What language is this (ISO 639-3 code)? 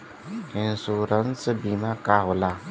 bho